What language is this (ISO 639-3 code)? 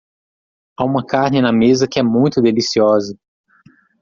por